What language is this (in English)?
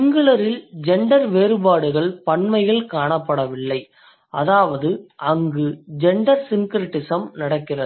Tamil